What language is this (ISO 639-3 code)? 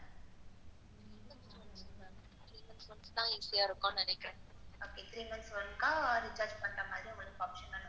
tam